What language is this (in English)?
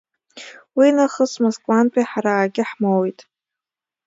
Abkhazian